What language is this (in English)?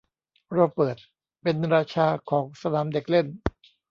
Thai